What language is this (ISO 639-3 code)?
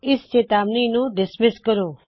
pan